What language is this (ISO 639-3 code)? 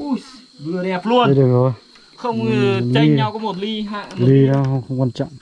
vie